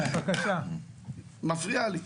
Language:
Hebrew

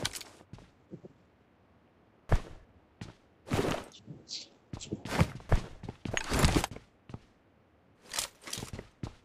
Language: Hindi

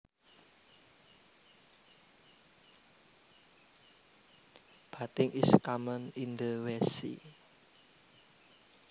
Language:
Javanese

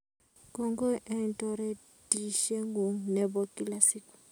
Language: Kalenjin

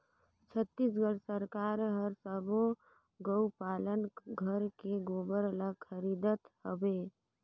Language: Chhattisgarhi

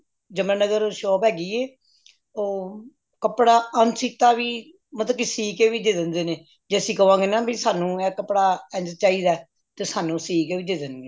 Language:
Punjabi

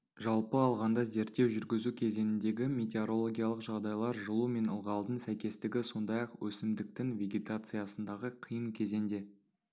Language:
Kazakh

